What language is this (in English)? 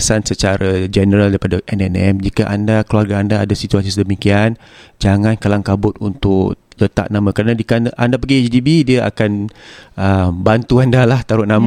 Malay